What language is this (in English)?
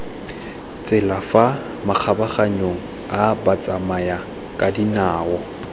Tswana